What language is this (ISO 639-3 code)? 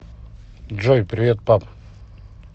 rus